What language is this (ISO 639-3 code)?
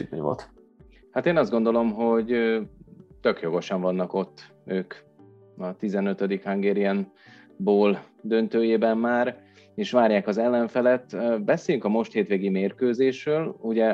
hun